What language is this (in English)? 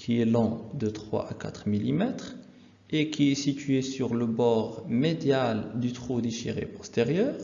French